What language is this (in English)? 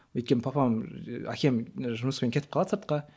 Kazakh